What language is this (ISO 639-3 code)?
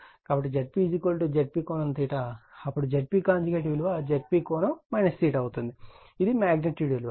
tel